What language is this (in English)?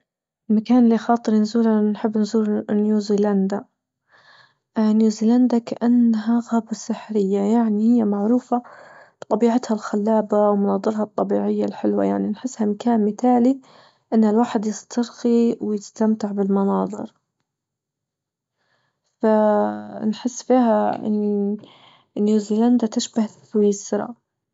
Libyan Arabic